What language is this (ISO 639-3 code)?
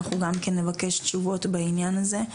heb